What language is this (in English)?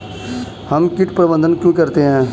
Hindi